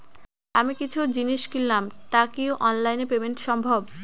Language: Bangla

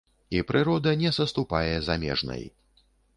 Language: Belarusian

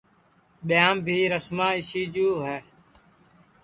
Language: Sansi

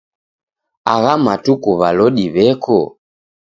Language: Taita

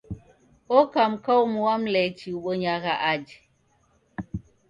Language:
Taita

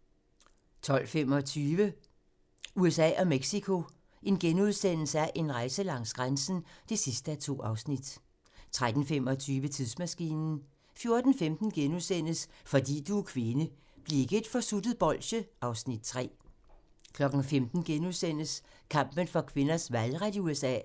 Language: Danish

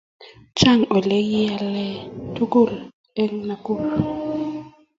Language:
Kalenjin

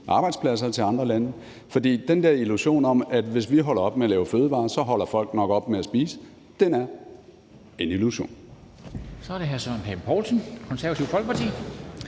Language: Danish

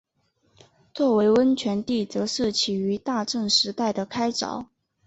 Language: Chinese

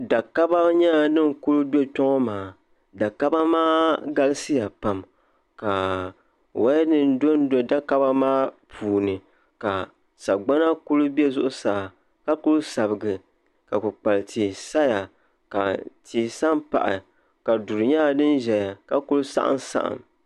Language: Dagbani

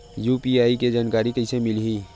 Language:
Chhattisgarhi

